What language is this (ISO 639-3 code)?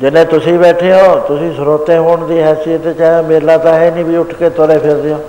pan